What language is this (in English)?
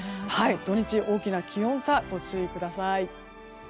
Japanese